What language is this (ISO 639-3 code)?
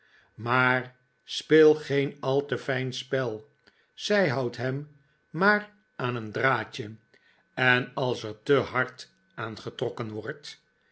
nld